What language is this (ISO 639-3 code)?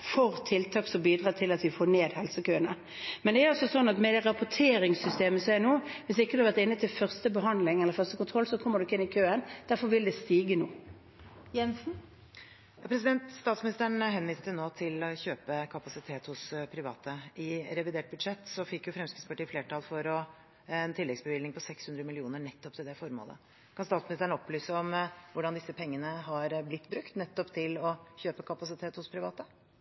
nor